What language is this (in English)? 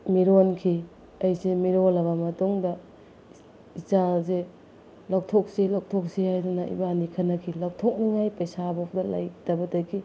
Manipuri